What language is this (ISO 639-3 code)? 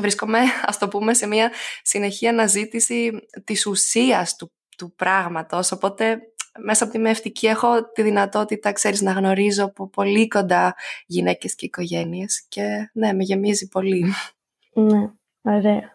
ell